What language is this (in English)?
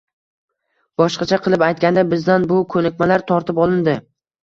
Uzbek